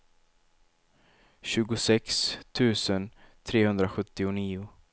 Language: Swedish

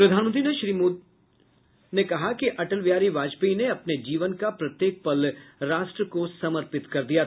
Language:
Hindi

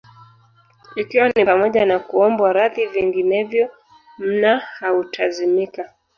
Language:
Swahili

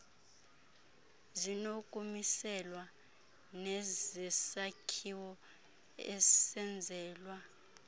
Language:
Xhosa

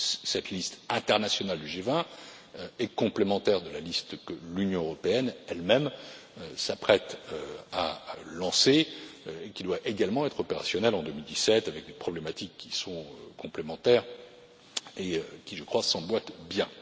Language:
French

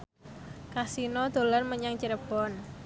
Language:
Javanese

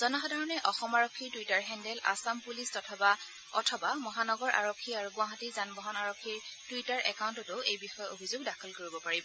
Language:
Assamese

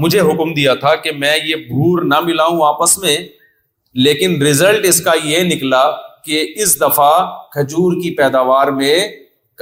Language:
Urdu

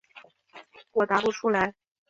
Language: Chinese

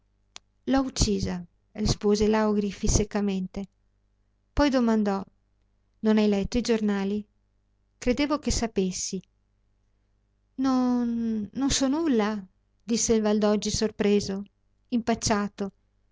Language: Italian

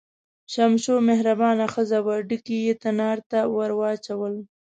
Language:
Pashto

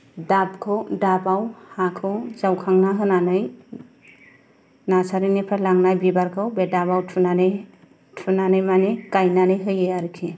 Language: Bodo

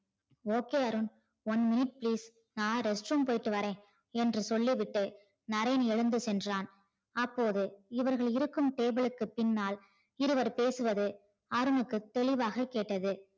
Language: Tamil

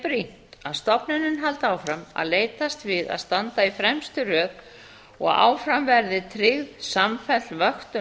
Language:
Icelandic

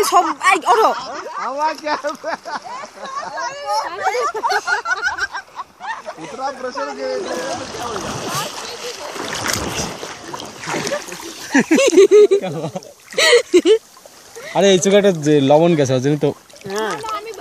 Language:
Dutch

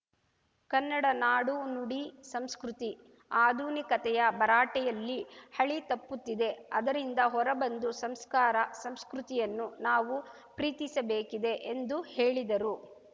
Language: Kannada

